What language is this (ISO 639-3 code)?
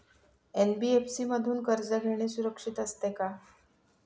mar